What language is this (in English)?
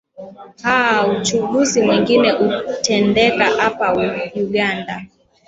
Swahili